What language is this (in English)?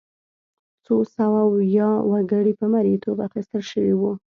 Pashto